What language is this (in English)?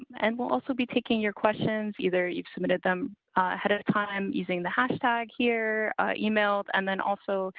English